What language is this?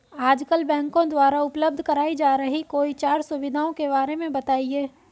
Hindi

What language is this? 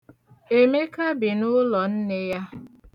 Igbo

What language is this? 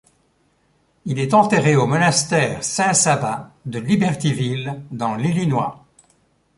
French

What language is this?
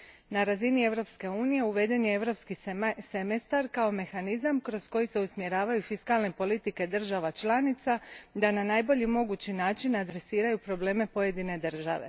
Croatian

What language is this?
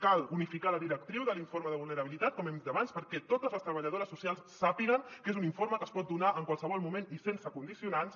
Catalan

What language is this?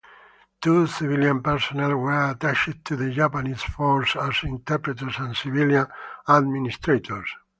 English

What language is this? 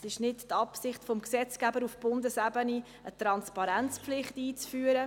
Swiss German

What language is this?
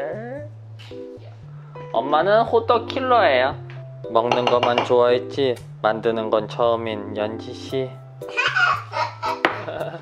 Korean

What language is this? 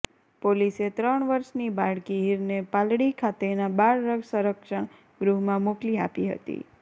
Gujarati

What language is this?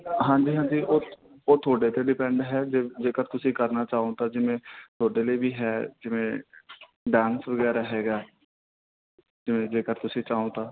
Punjabi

